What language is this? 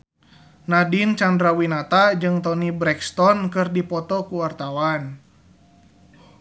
Sundanese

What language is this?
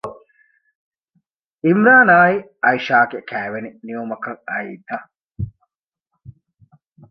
Divehi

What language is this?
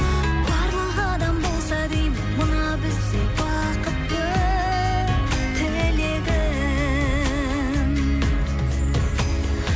Kazakh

